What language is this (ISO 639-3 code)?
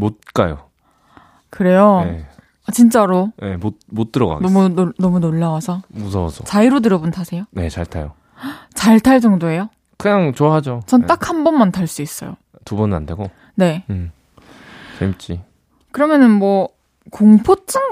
kor